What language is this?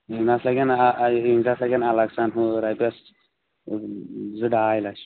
Kashmiri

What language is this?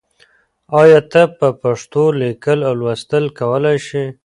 Pashto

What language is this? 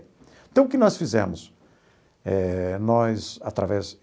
Portuguese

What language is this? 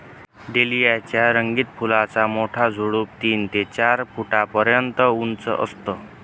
Marathi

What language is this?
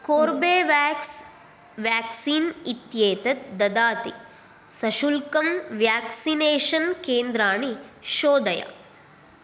Sanskrit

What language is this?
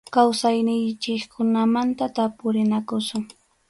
Arequipa-La Unión Quechua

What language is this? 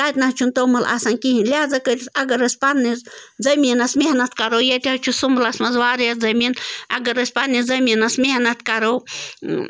Kashmiri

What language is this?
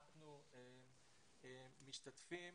Hebrew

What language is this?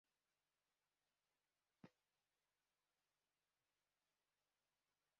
Balti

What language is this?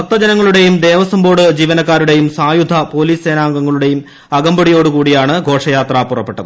Malayalam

